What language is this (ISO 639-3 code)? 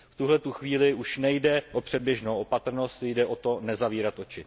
ces